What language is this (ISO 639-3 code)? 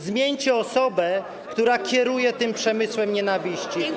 pol